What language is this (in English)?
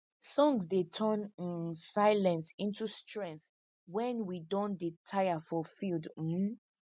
Nigerian Pidgin